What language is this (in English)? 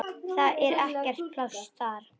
Icelandic